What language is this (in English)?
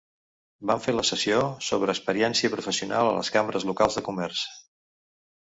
Catalan